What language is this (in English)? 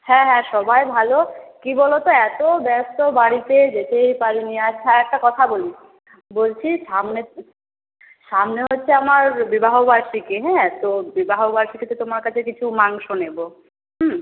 Bangla